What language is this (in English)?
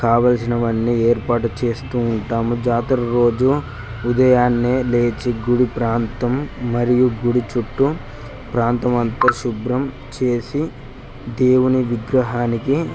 Telugu